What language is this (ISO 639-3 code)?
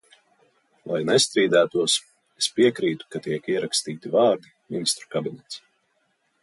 lav